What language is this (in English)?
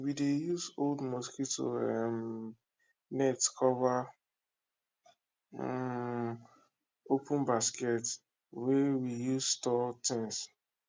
Nigerian Pidgin